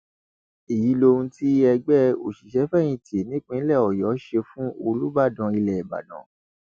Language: Yoruba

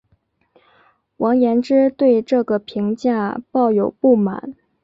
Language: Chinese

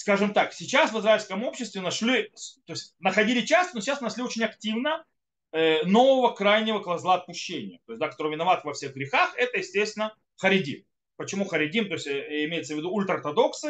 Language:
Russian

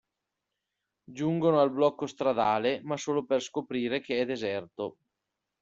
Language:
Italian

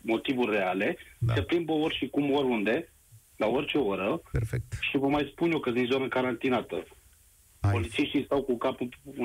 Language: Romanian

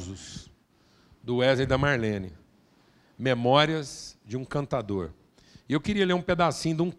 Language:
Portuguese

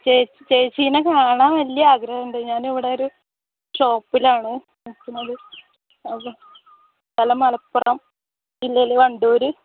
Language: Malayalam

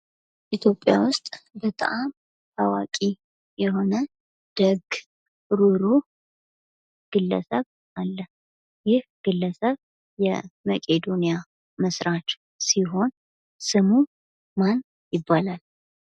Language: Amharic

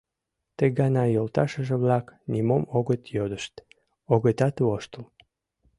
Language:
Mari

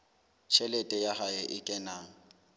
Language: Southern Sotho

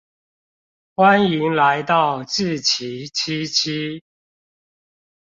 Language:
Chinese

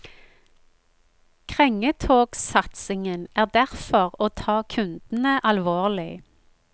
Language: Norwegian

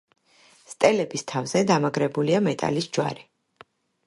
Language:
Georgian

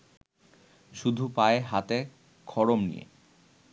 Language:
Bangla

